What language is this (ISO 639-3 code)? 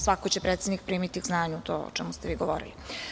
srp